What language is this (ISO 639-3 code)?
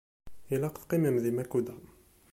kab